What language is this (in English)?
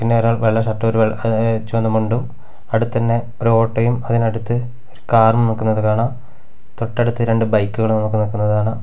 Malayalam